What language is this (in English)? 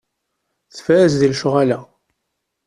Kabyle